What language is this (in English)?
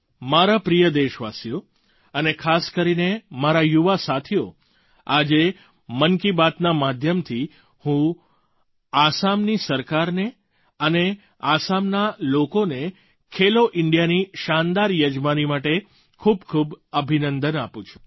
Gujarati